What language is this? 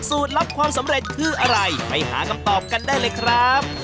Thai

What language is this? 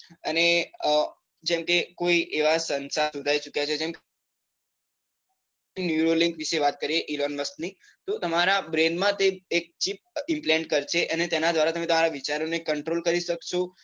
Gujarati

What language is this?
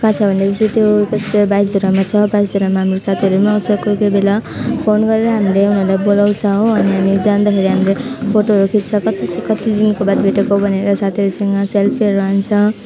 Nepali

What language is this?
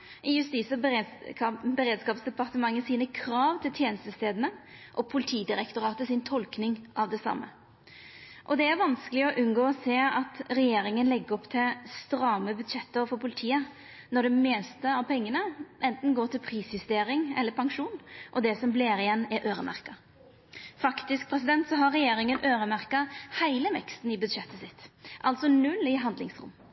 Norwegian Nynorsk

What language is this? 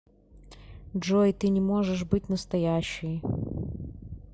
Russian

